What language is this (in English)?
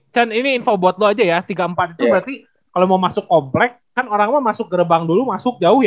Indonesian